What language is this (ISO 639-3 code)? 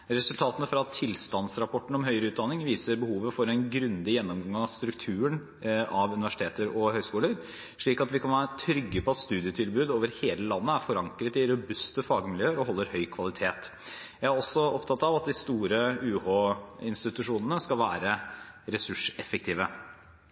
nob